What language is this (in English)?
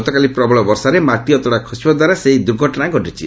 Odia